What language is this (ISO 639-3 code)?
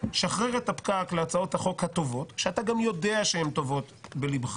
heb